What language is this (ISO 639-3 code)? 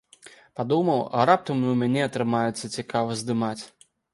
bel